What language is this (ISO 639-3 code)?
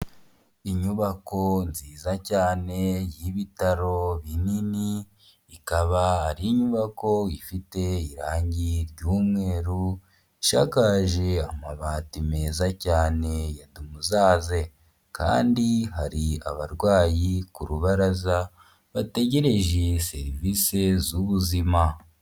kin